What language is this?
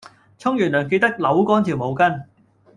Cantonese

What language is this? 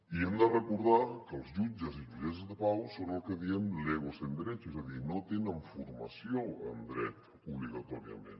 Catalan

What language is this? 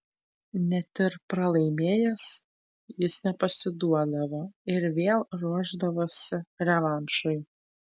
Lithuanian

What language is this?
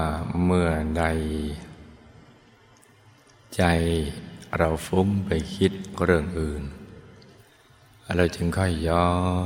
Thai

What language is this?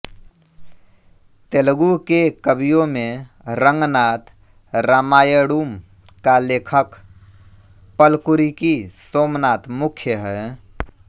Hindi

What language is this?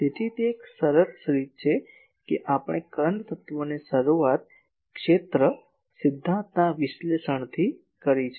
Gujarati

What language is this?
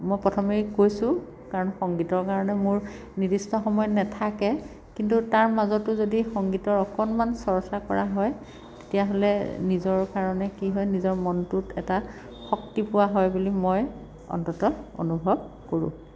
Assamese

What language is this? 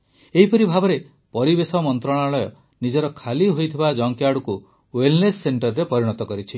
Odia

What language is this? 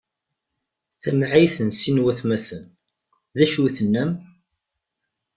Kabyle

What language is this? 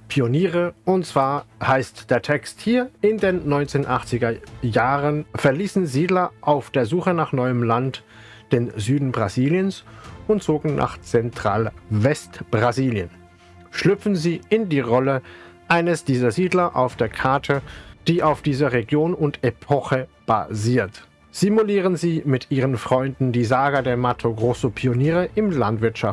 German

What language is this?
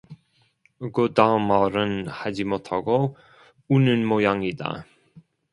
Korean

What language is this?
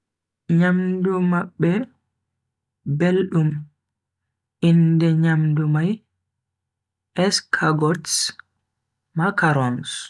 Bagirmi Fulfulde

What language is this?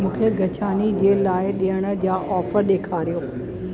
Sindhi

